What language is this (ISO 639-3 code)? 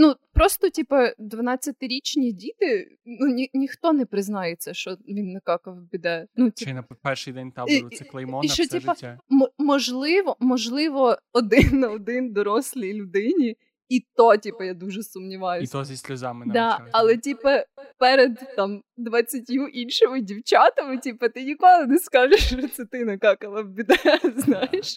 ukr